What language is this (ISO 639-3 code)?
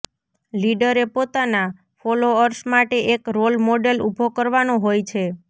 guj